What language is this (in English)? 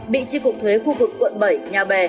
Vietnamese